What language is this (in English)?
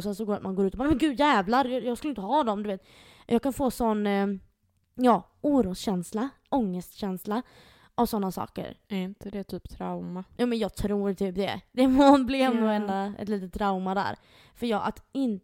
Swedish